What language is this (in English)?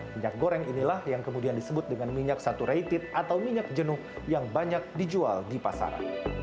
Indonesian